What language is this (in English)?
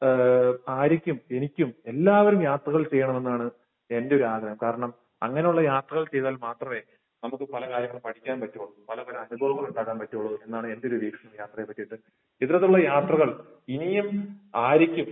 Malayalam